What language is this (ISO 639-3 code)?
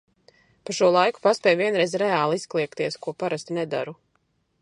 lav